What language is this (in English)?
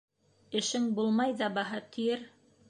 Bashkir